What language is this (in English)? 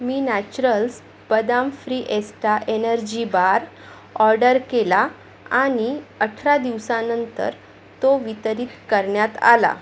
Marathi